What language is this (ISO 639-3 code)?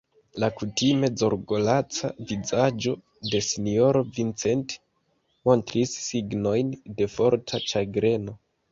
epo